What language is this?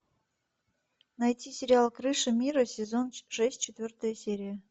Russian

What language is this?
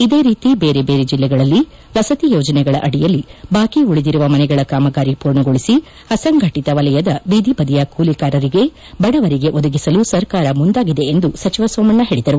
Kannada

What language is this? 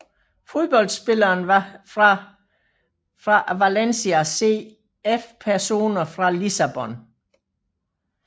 Danish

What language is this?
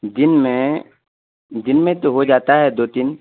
Urdu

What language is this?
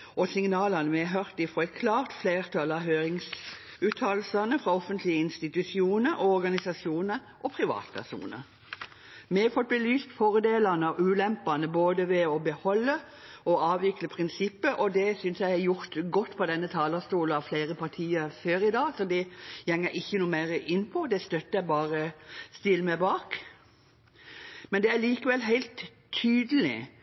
Norwegian Bokmål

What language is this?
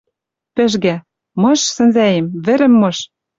Western Mari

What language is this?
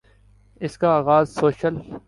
Urdu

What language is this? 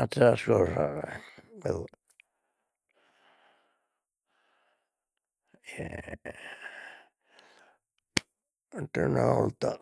Sardinian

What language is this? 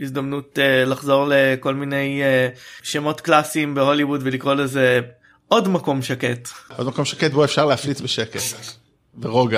Hebrew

